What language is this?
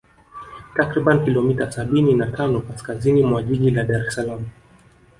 Swahili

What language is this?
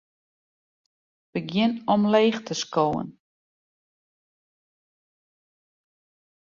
Western Frisian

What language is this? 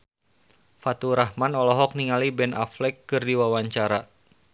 Sundanese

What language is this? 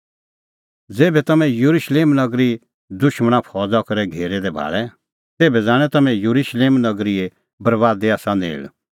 Kullu Pahari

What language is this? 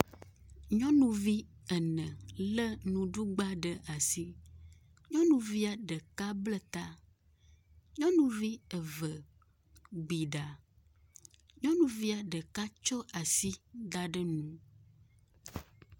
Ewe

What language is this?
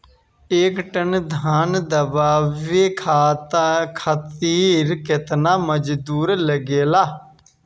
Bhojpuri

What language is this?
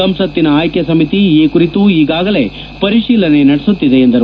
Kannada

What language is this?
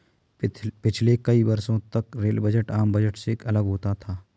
Hindi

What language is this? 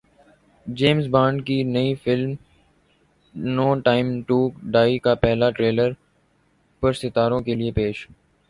Urdu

